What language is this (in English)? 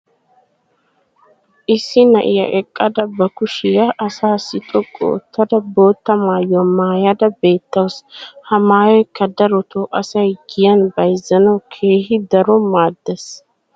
Wolaytta